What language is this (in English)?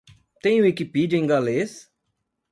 Portuguese